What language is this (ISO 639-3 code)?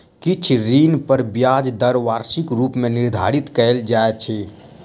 mai